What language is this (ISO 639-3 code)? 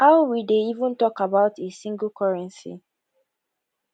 pcm